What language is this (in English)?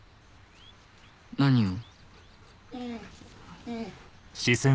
Japanese